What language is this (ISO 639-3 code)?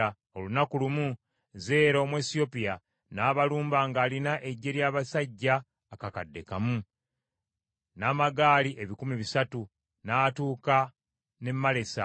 lug